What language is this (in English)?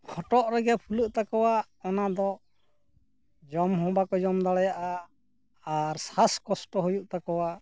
Santali